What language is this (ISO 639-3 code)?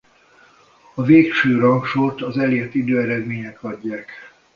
hun